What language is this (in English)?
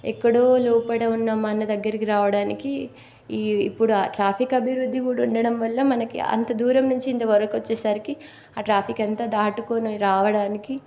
Telugu